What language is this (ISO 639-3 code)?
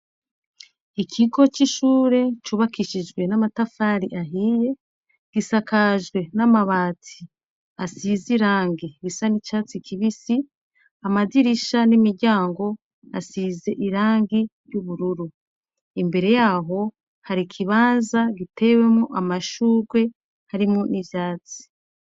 run